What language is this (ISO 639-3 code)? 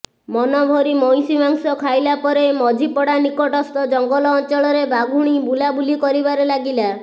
ori